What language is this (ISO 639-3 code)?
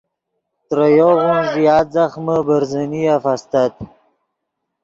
ydg